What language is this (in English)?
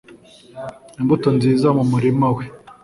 Kinyarwanda